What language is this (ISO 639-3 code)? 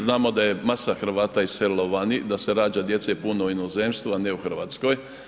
hrv